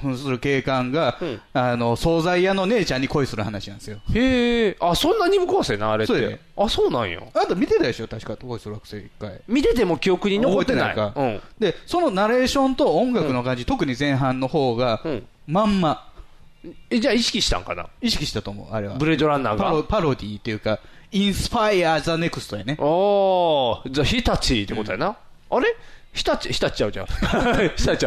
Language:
Japanese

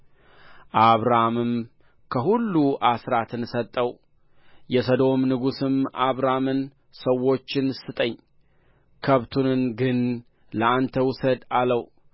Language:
Amharic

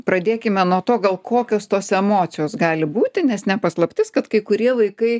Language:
Lithuanian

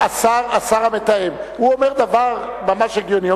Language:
Hebrew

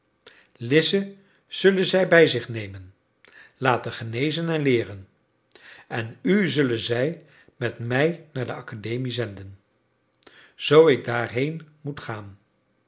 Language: Dutch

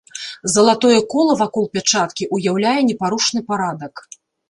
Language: Belarusian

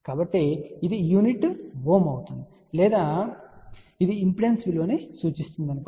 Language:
Telugu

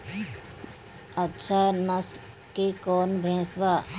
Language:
Bhojpuri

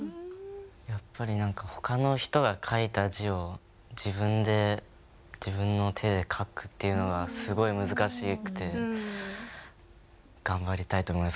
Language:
Japanese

